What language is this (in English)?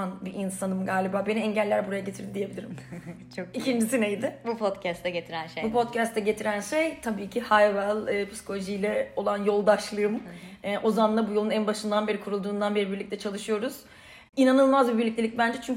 Turkish